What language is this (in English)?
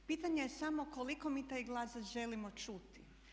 Croatian